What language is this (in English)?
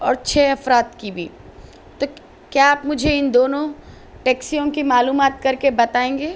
Urdu